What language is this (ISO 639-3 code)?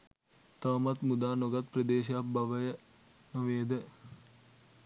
sin